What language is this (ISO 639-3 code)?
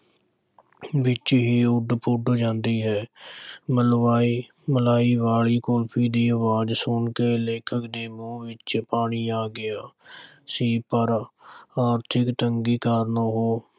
pan